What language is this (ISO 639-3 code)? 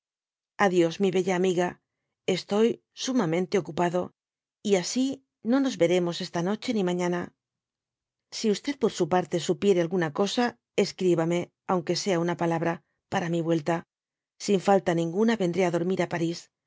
spa